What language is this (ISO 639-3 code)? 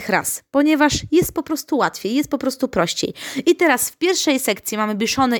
pol